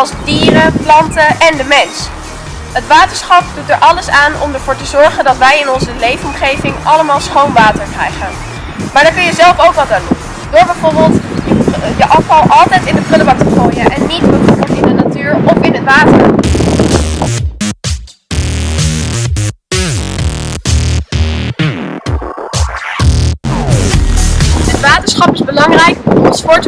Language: Dutch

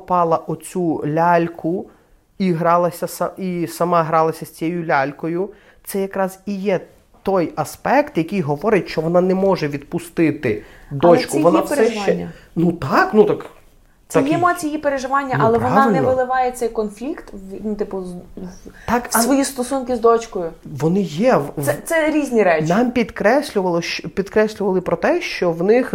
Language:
Ukrainian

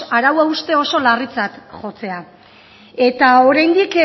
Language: Basque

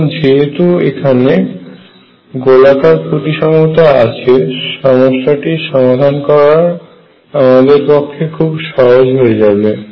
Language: Bangla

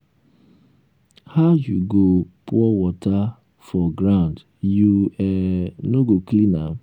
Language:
Nigerian Pidgin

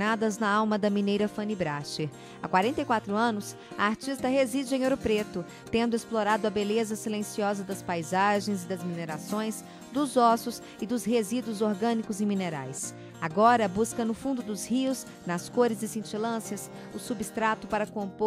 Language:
Portuguese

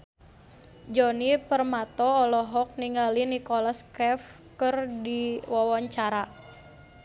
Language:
Sundanese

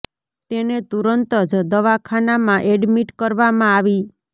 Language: Gujarati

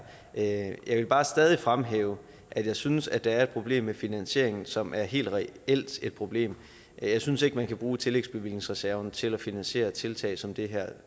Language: Danish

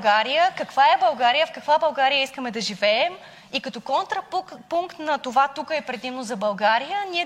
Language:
Bulgarian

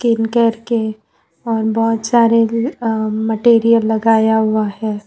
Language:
Hindi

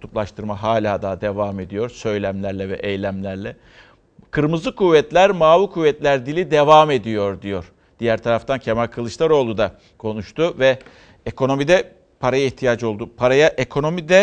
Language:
Turkish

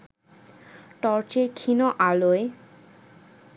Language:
Bangla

